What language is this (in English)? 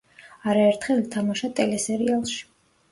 Georgian